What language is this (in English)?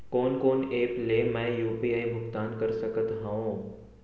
Chhattisgarhi